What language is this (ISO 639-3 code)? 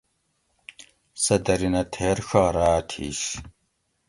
gwc